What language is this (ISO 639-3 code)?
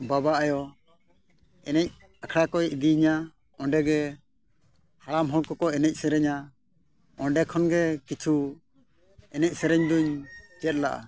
sat